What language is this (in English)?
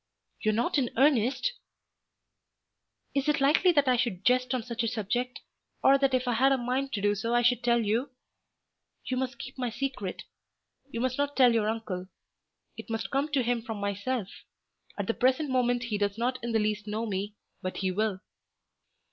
English